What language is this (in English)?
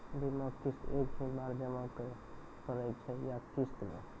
Maithili